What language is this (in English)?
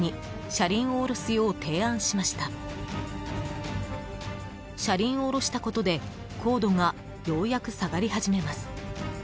Japanese